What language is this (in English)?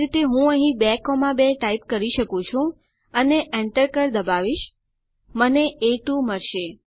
Gujarati